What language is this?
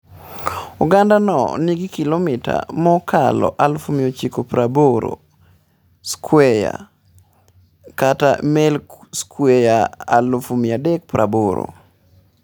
Luo (Kenya and Tanzania)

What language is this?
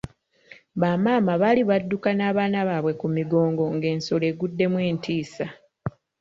Ganda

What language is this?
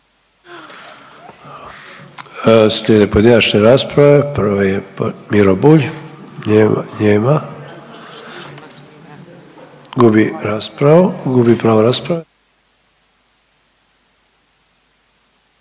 Croatian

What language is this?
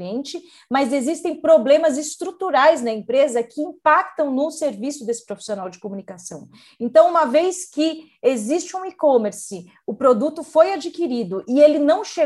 Portuguese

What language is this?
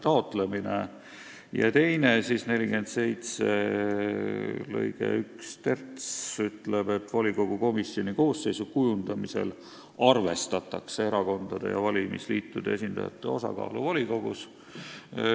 Estonian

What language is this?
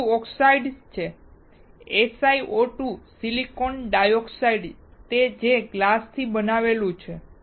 Gujarati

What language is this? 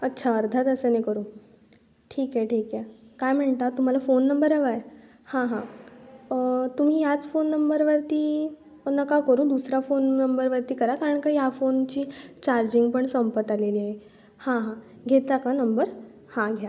Marathi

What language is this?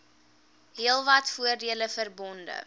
Afrikaans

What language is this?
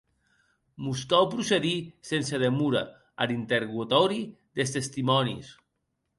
Occitan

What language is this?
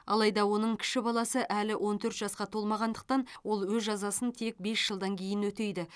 Kazakh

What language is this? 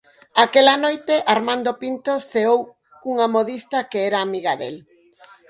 Galician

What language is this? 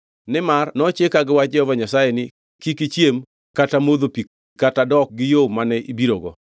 Luo (Kenya and Tanzania)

